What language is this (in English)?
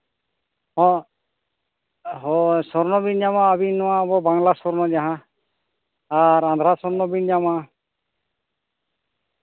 Santali